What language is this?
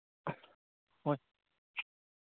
Manipuri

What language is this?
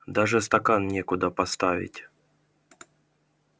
Russian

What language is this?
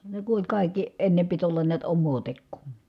Finnish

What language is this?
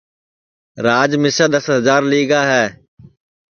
Sansi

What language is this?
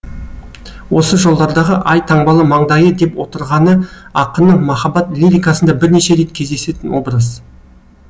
Kazakh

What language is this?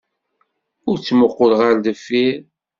Kabyle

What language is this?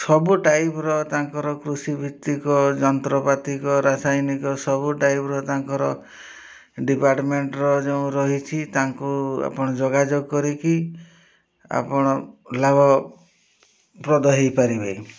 Odia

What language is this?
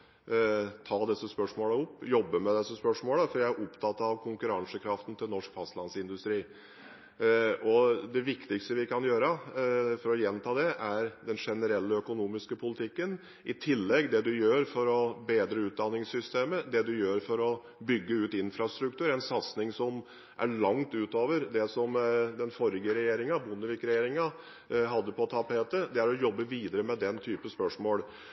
Norwegian Bokmål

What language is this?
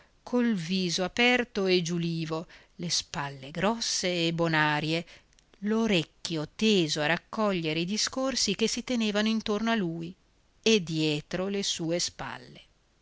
Italian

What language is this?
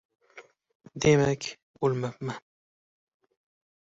Uzbek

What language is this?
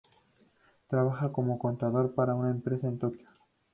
Spanish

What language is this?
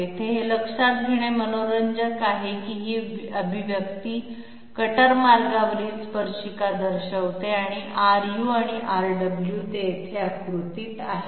Marathi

